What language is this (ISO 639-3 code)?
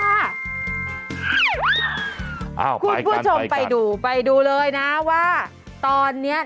tha